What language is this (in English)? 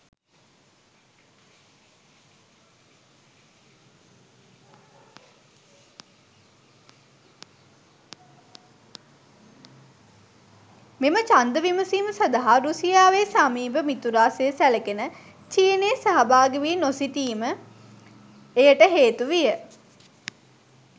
Sinhala